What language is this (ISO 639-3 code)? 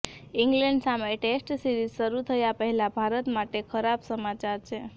guj